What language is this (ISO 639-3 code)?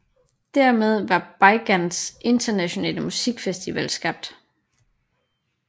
dan